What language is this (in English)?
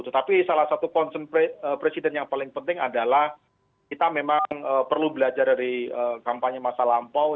Indonesian